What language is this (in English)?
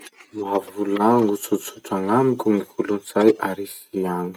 Masikoro Malagasy